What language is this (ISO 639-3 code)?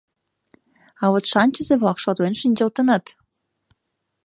chm